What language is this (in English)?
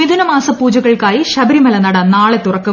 Malayalam